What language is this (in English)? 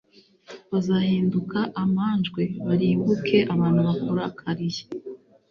Kinyarwanda